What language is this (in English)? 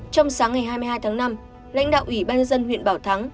Vietnamese